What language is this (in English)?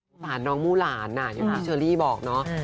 Thai